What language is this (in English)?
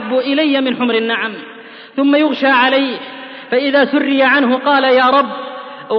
Arabic